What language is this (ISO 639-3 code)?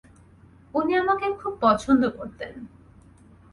ben